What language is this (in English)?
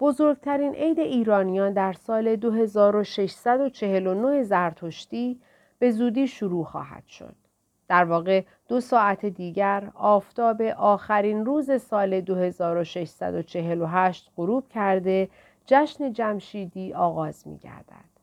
Persian